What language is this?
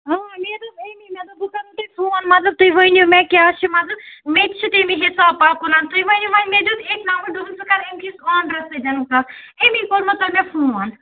Kashmiri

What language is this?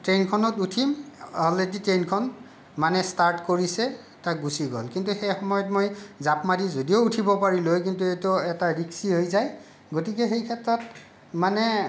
Assamese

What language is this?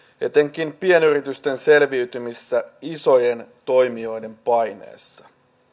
Finnish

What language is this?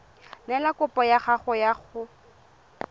Tswana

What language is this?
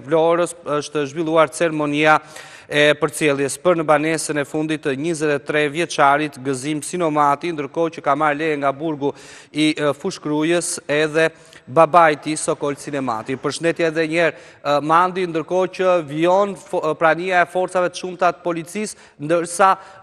Romanian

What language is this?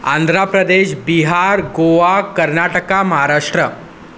Sindhi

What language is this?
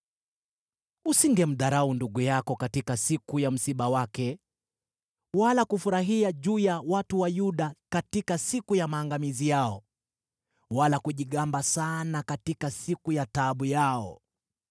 Swahili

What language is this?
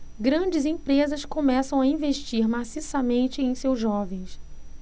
Portuguese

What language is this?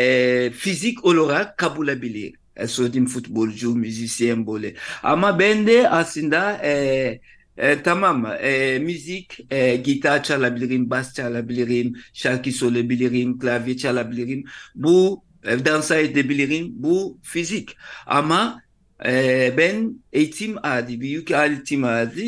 Turkish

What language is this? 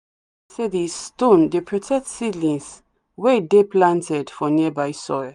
Nigerian Pidgin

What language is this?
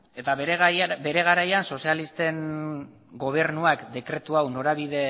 Basque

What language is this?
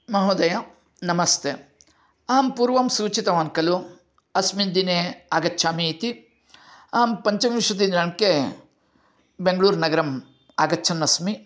Sanskrit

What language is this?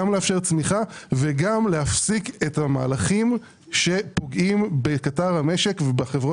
Hebrew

